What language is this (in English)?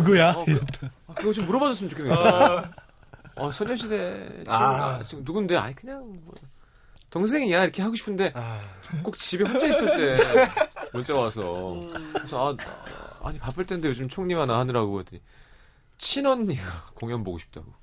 Korean